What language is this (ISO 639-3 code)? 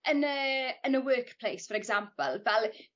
cym